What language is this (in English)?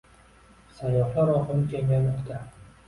Uzbek